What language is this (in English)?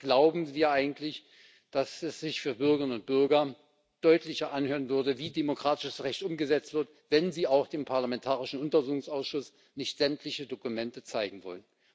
German